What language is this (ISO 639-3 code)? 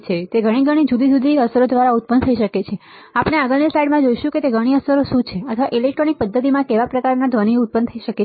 guj